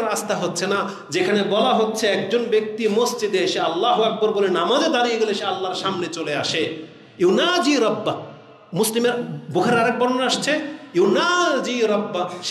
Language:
Indonesian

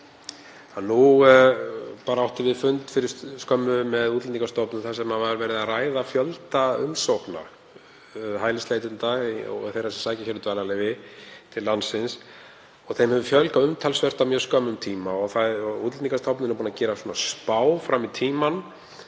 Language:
Icelandic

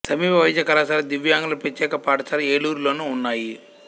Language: Telugu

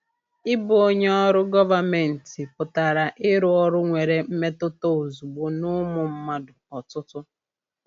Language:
Igbo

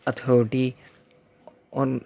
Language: Urdu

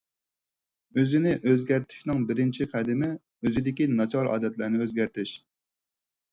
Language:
Uyghur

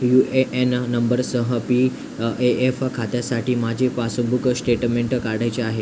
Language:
Marathi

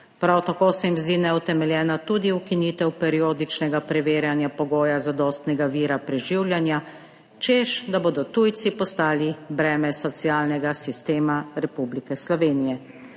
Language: Slovenian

